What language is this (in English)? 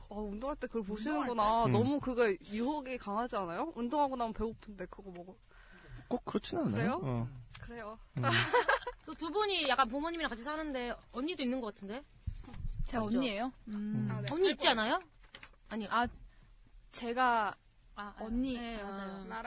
Korean